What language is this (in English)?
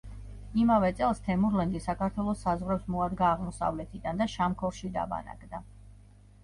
Georgian